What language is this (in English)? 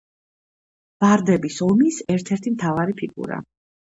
Georgian